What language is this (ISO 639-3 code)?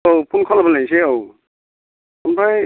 brx